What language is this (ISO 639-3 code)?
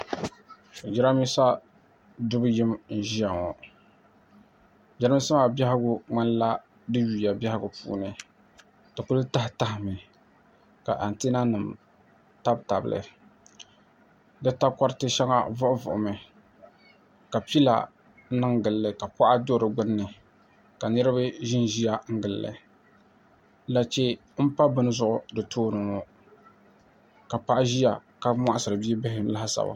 dag